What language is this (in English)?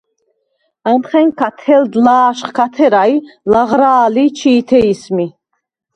Svan